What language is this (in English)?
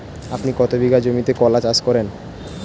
Bangla